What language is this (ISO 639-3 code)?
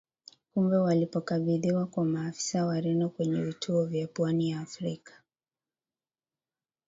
swa